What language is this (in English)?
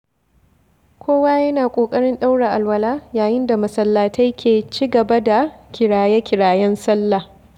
Hausa